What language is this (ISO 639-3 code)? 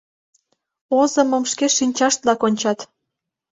chm